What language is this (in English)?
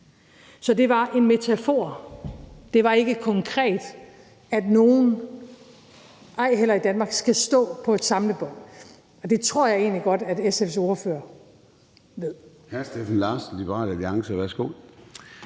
Danish